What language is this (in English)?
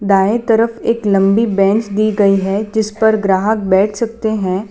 Hindi